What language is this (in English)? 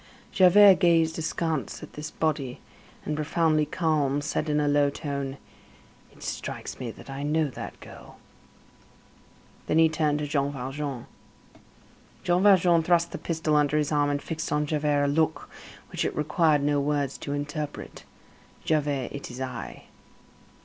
English